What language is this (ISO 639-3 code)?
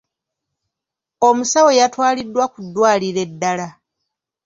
lug